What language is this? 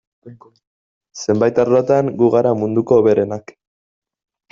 Basque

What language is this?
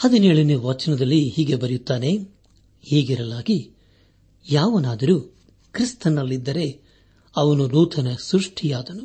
Kannada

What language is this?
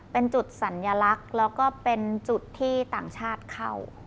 Thai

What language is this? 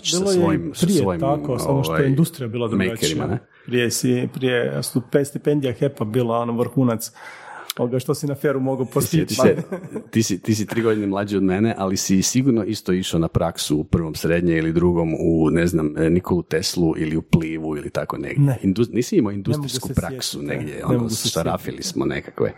Croatian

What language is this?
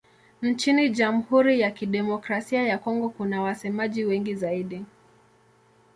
Swahili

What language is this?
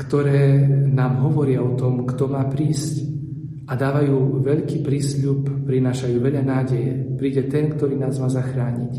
Slovak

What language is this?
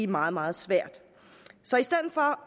Danish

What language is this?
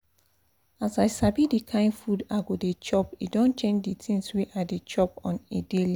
Nigerian Pidgin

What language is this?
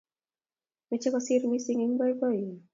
Kalenjin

